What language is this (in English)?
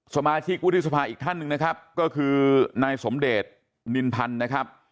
Thai